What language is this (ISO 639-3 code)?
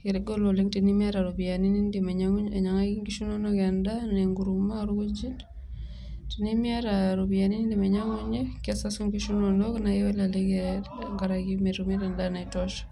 mas